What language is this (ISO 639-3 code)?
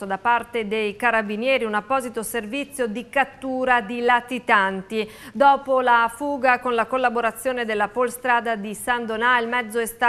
ita